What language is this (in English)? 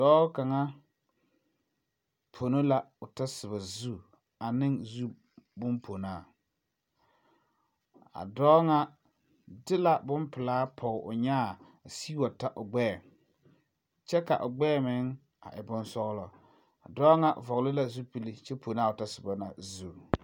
Southern Dagaare